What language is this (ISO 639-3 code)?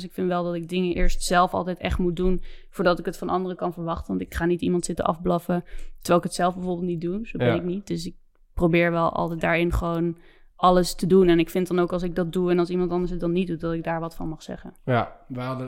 nld